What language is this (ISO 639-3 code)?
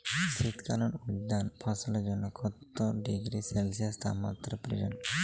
ben